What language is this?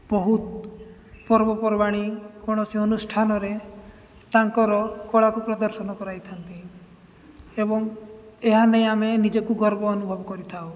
Odia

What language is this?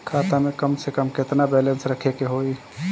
Bhojpuri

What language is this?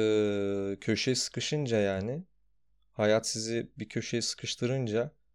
Turkish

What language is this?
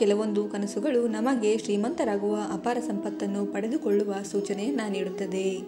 Arabic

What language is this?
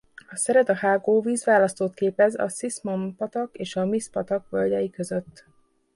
Hungarian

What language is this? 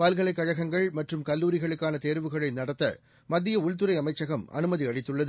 Tamil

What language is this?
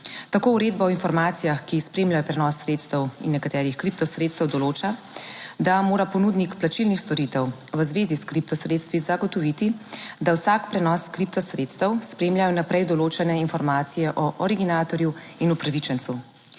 Slovenian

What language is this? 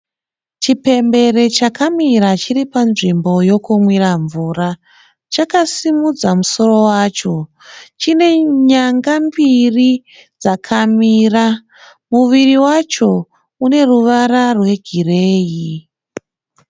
Shona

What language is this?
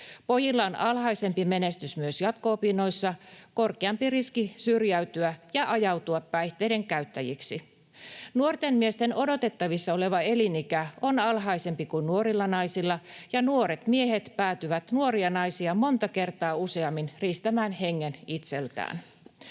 Finnish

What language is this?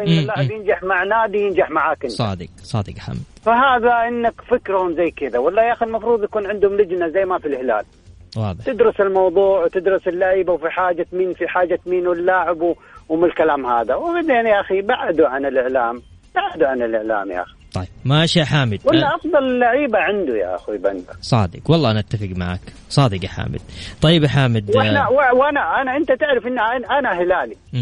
Arabic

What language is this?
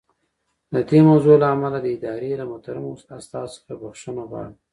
Pashto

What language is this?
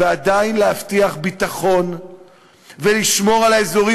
Hebrew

